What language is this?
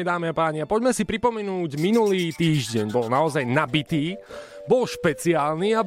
Slovak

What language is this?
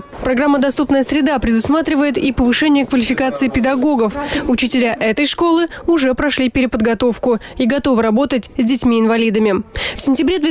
Russian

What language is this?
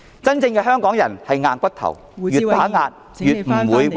Cantonese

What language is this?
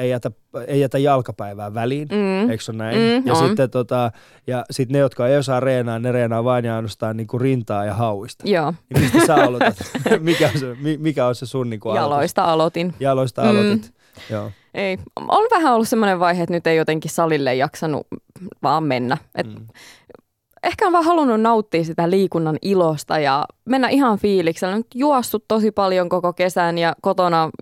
Finnish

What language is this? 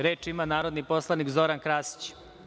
Serbian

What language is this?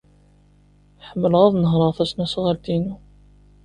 Kabyle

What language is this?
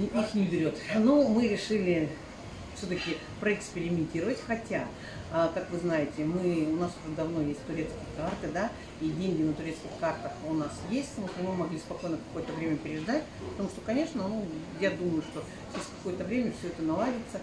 Russian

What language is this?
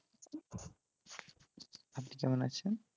Bangla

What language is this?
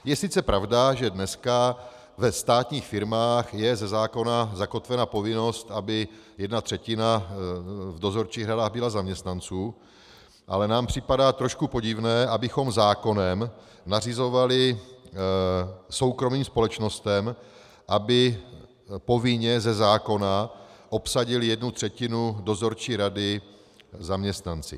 Czech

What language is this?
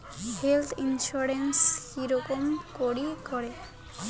Bangla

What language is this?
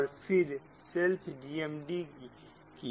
Hindi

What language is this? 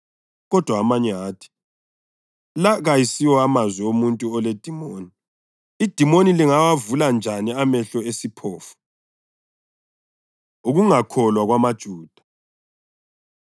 North Ndebele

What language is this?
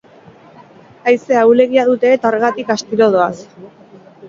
Basque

